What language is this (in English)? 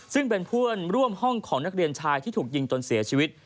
Thai